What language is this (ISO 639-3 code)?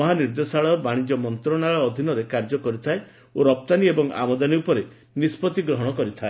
ori